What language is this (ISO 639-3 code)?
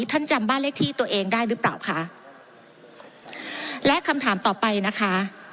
tha